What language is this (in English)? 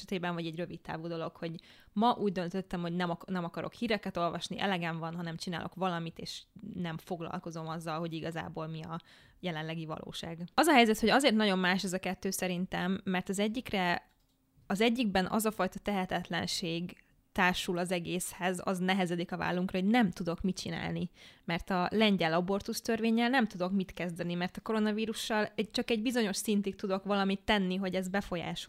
Hungarian